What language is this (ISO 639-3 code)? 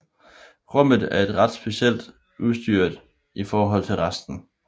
dan